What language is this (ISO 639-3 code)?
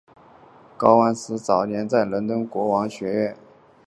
zho